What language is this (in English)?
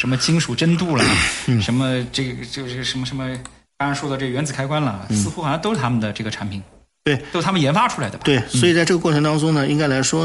Chinese